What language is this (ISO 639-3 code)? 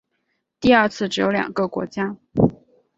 zho